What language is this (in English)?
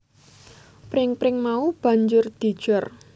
Javanese